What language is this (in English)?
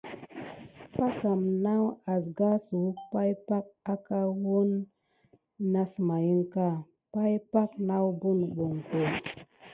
Gidar